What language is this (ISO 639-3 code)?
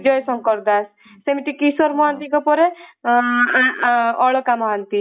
ori